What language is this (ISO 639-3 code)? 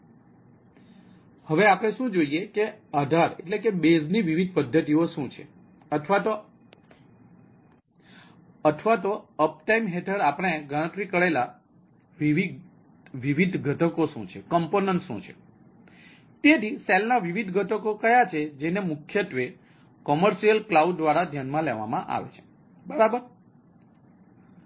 guj